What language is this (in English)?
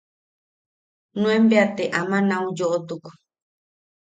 Yaqui